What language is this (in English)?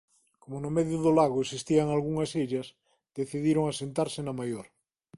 Galician